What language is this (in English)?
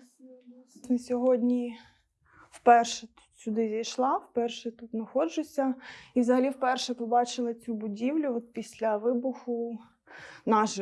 Ukrainian